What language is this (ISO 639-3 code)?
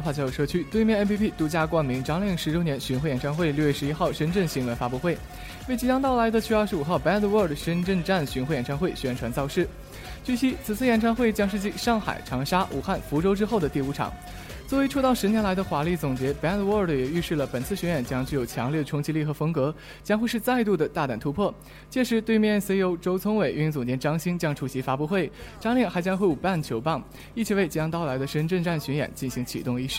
zho